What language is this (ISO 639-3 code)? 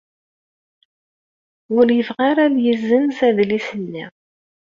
kab